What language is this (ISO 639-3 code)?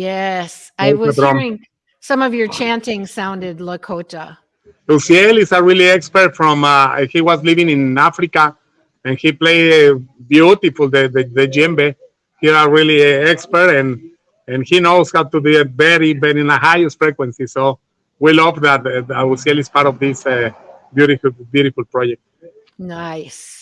eng